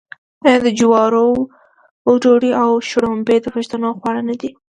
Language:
Pashto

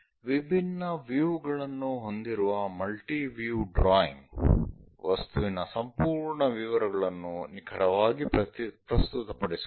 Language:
Kannada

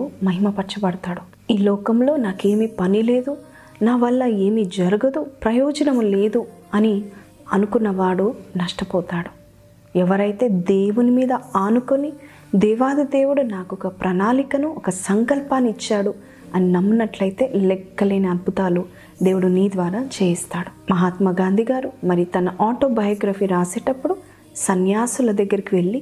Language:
Telugu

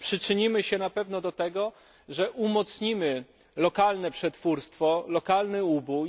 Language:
Polish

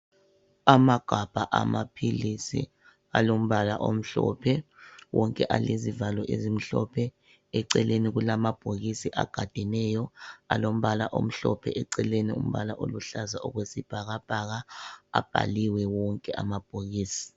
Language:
North Ndebele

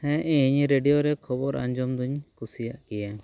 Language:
Santali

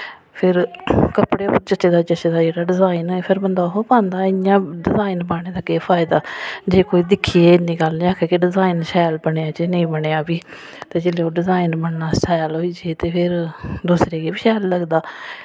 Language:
Dogri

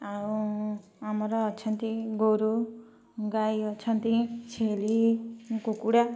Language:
Odia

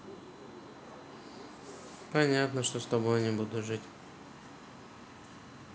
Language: Russian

